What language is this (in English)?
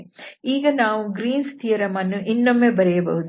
Kannada